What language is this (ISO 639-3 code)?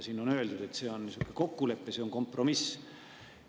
est